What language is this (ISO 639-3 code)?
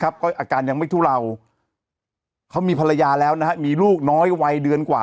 tha